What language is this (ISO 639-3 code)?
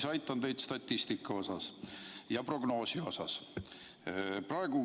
est